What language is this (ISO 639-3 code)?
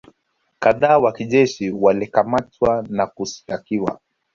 swa